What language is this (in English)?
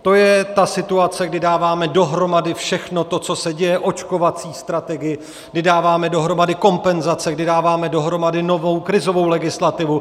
Czech